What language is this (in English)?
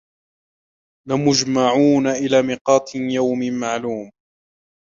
Arabic